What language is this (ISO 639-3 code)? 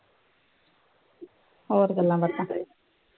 pan